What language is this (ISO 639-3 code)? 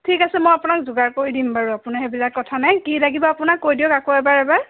asm